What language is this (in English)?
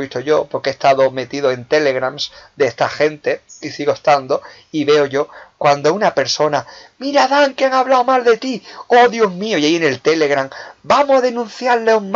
Spanish